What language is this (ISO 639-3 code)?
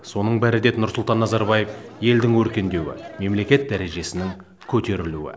kaz